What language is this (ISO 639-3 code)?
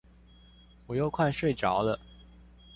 zho